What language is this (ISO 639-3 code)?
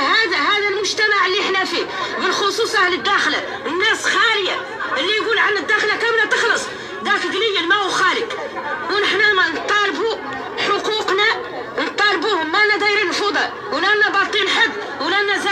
ara